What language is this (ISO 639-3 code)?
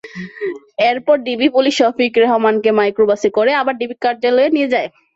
ben